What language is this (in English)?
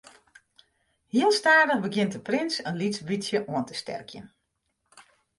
Western Frisian